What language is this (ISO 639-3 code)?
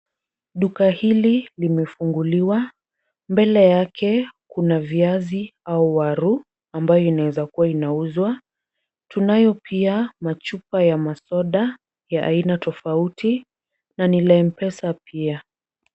swa